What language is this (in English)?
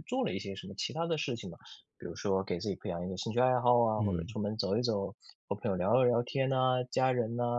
Chinese